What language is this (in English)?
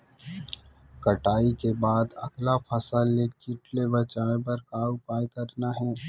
Chhattisgarhi